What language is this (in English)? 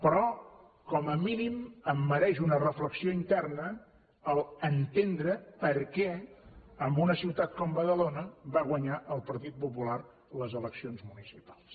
Catalan